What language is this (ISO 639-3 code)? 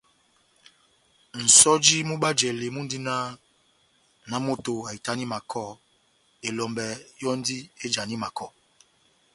bnm